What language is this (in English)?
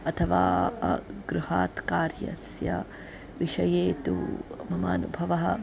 Sanskrit